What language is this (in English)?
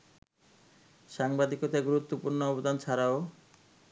Bangla